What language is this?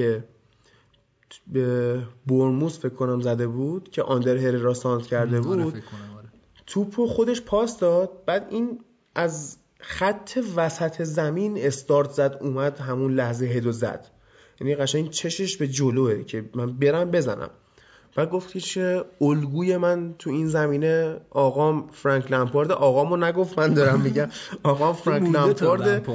Persian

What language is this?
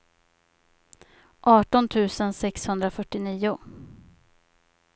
Swedish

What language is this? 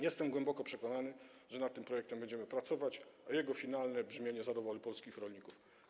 Polish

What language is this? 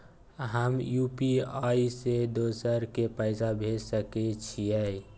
Maithili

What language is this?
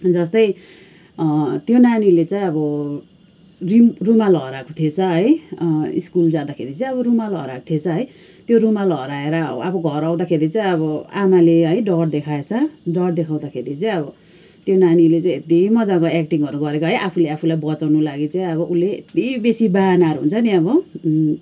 Nepali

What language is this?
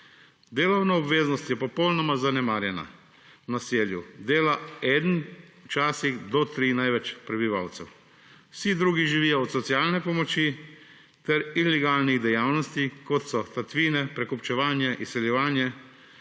Slovenian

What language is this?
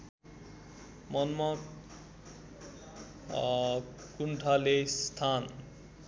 Nepali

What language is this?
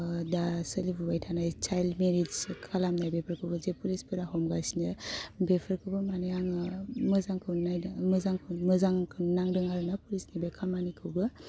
Bodo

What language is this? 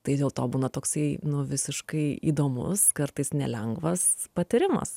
Lithuanian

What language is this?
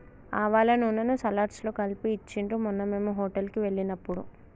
Telugu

